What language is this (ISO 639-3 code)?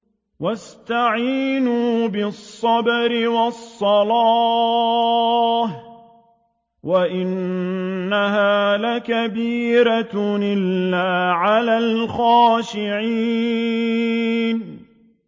ara